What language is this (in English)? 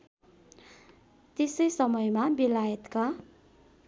Nepali